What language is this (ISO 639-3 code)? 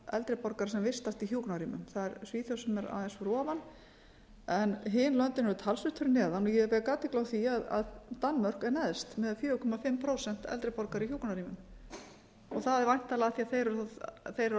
isl